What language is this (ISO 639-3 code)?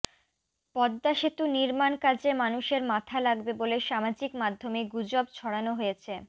ben